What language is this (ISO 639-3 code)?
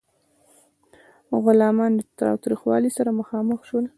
pus